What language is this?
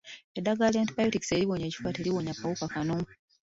Ganda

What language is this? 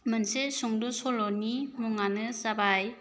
Bodo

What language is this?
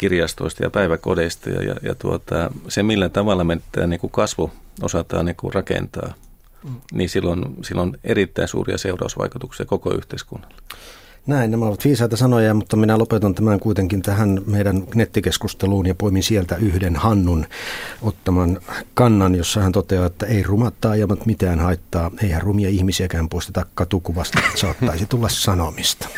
Finnish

